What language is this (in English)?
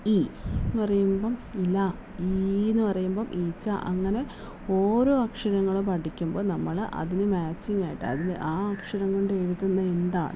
Malayalam